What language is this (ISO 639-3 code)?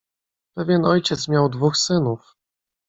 pol